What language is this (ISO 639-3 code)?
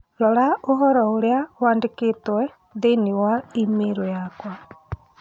kik